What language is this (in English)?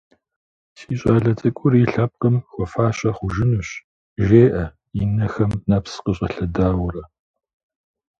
Kabardian